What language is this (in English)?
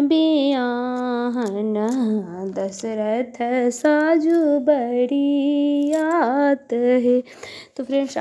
Hindi